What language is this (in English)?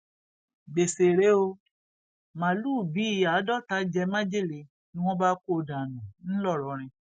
Yoruba